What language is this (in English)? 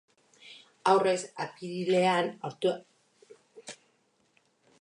Basque